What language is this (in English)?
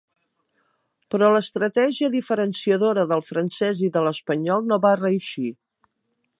Catalan